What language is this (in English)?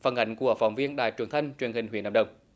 Vietnamese